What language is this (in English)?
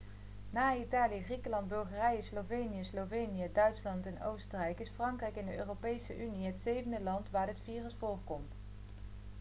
Dutch